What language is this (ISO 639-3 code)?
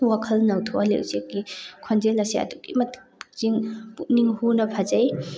mni